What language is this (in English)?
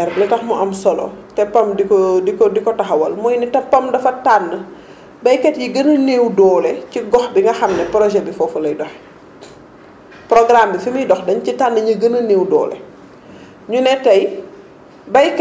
Wolof